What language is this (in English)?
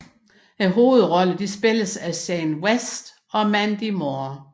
Danish